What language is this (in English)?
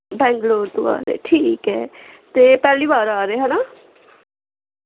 Dogri